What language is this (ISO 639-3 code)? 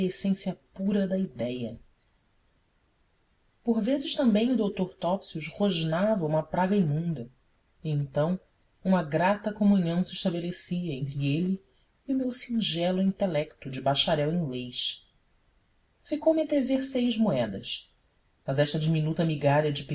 por